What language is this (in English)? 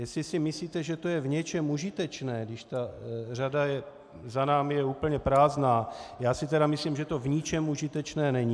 Czech